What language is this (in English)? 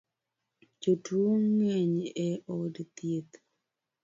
Luo (Kenya and Tanzania)